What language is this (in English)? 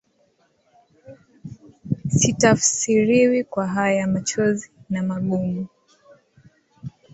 Swahili